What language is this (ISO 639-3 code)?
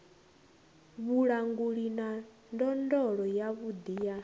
ven